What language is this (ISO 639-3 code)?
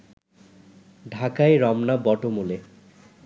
ben